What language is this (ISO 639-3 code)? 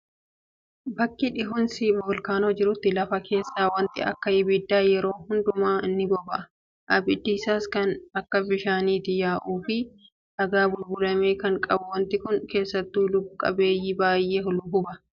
orm